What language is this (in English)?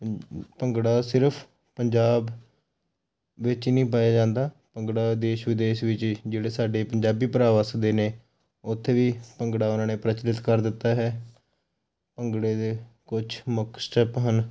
Punjabi